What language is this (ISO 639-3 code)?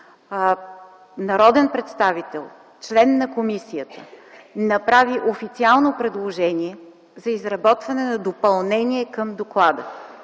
bul